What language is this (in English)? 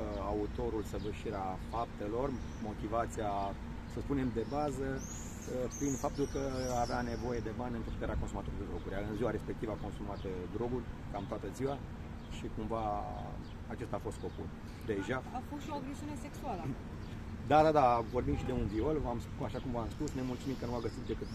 Romanian